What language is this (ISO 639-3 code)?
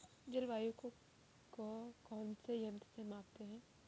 hin